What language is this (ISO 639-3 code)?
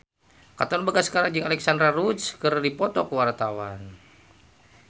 sun